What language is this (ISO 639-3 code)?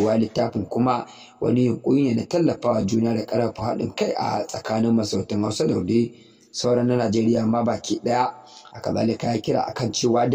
ind